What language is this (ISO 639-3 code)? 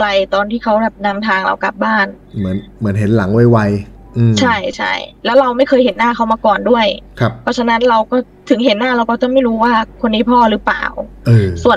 tha